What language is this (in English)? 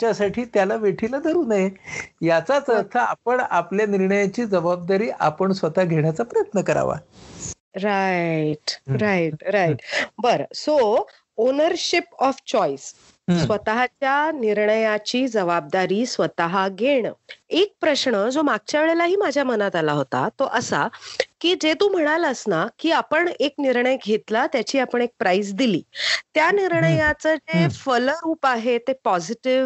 Marathi